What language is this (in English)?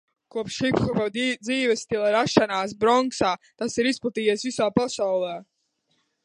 Latvian